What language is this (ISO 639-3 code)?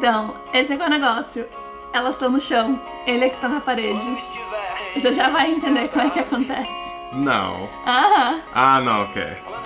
por